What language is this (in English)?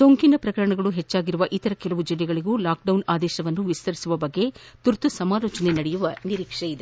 Kannada